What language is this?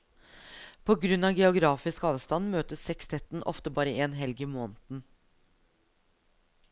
Norwegian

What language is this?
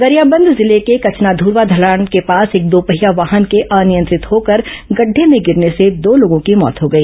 Hindi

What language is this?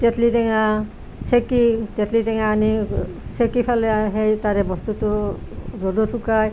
Assamese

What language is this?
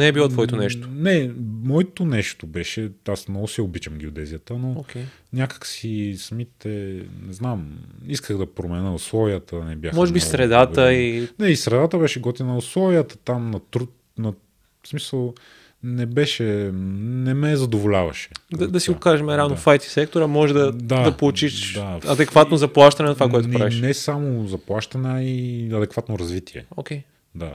Bulgarian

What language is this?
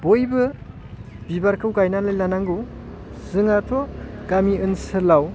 Bodo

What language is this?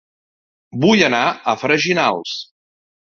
Catalan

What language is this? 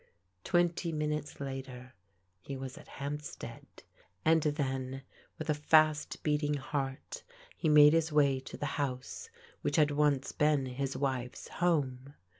English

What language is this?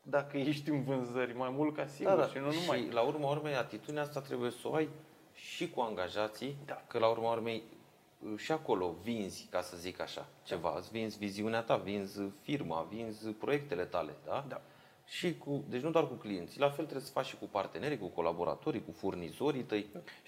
Romanian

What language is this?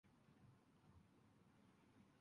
Japanese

